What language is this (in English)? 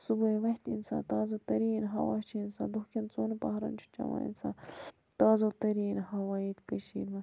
Kashmiri